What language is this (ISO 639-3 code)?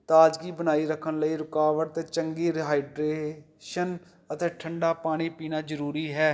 pan